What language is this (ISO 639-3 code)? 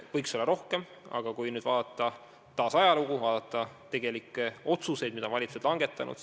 est